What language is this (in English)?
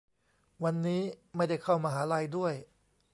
Thai